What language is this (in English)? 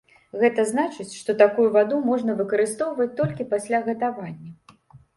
Belarusian